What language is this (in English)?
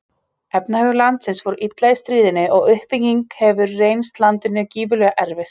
Icelandic